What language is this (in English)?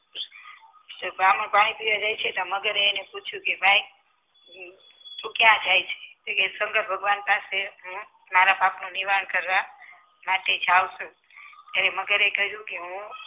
Gujarati